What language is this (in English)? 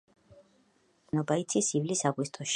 Georgian